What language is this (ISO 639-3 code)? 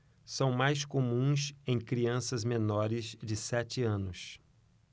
por